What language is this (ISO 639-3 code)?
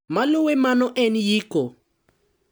luo